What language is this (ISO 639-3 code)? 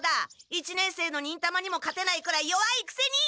jpn